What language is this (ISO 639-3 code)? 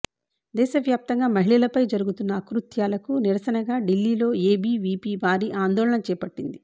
tel